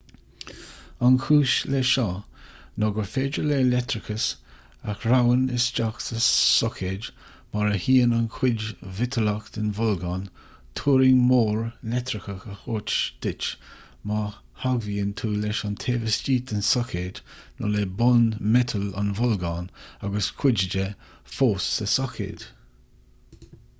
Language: Irish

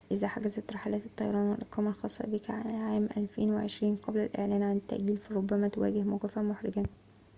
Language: Arabic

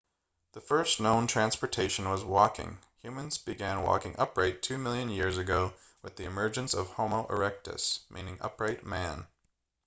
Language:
English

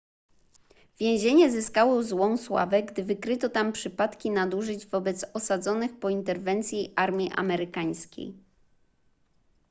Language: Polish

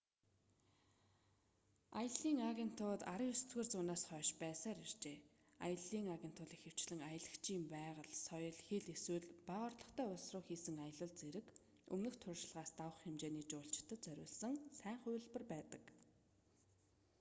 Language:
Mongolian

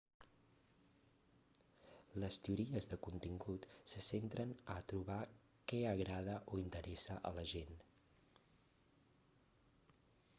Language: Catalan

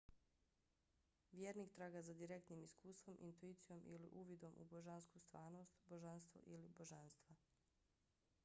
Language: Bosnian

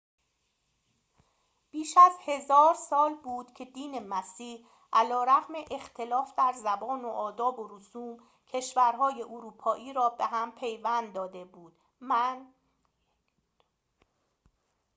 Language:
Persian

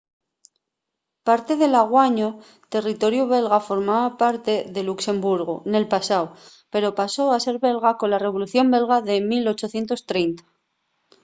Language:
Asturian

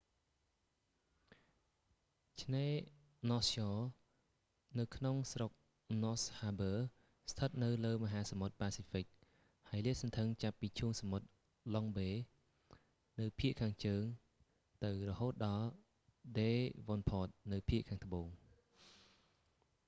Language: Khmer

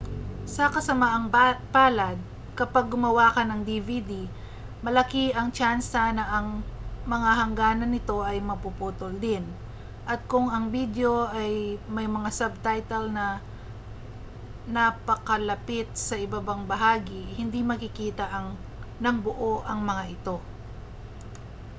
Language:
Filipino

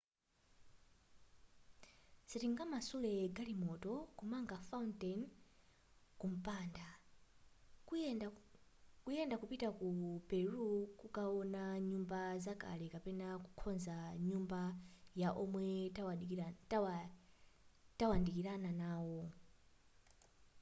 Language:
Nyanja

